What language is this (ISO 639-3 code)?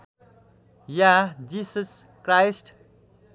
nep